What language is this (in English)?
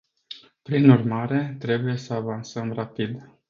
Romanian